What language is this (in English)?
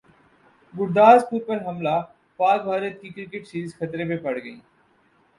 Urdu